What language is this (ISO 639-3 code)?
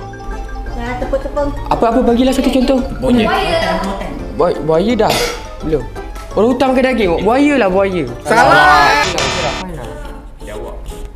msa